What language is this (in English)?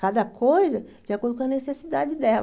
Portuguese